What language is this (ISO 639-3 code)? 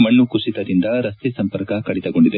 kan